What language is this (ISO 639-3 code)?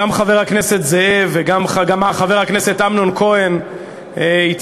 heb